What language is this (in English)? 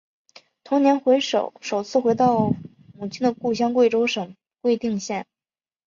Chinese